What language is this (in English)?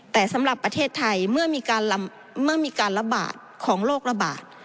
Thai